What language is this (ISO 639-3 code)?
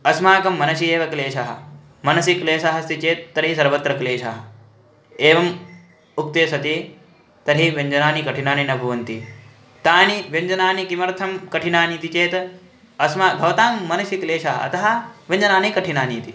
san